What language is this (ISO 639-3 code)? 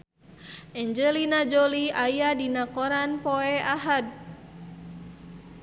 sun